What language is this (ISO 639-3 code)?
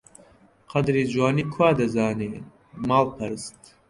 ckb